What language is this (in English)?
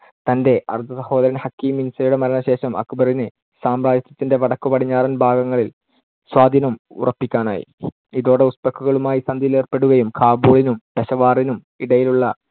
Malayalam